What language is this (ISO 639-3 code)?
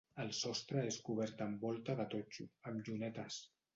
cat